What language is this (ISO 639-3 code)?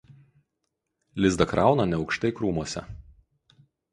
lit